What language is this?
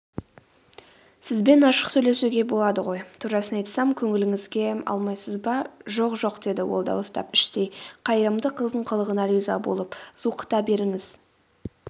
Kazakh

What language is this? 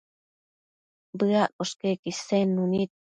Matsés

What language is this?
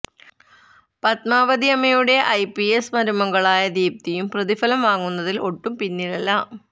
Malayalam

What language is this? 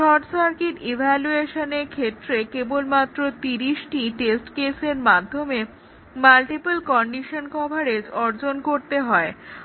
Bangla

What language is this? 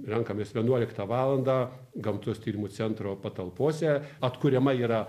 Lithuanian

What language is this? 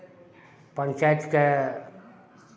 Maithili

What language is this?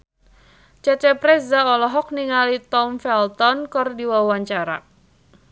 Sundanese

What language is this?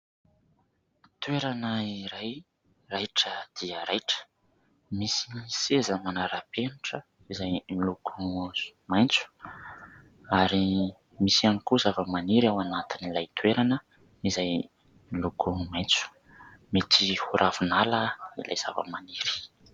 Malagasy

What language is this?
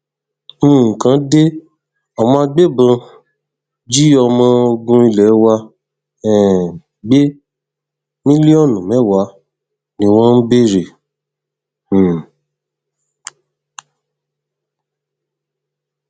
Yoruba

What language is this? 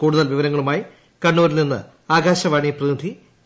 Malayalam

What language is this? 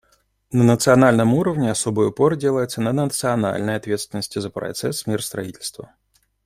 Russian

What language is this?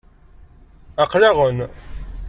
Kabyle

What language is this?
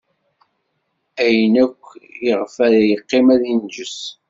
Kabyle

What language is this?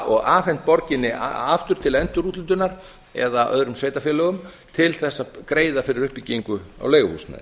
Icelandic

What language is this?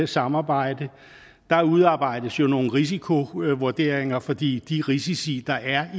Danish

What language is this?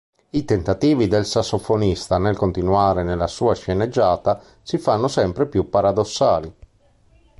Italian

